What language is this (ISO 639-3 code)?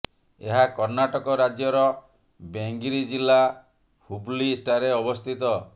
ori